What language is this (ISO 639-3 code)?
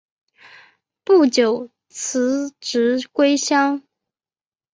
zho